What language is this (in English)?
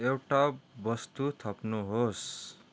Nepali